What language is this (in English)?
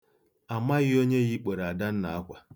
Igbo